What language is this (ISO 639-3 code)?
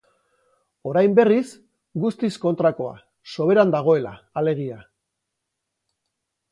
eus